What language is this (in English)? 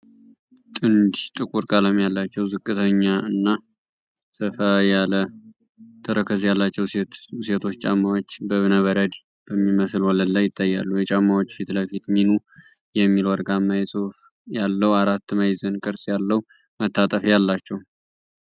Amharic